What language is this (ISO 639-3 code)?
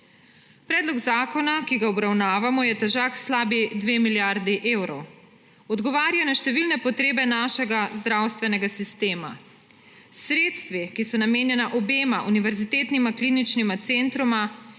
slv